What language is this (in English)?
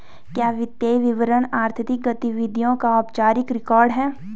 Hindi